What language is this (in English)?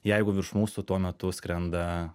Lithuanian